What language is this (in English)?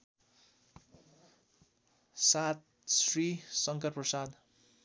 Nepali